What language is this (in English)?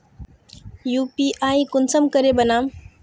Magahi